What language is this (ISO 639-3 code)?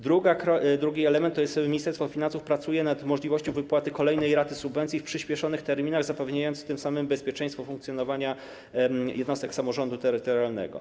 pol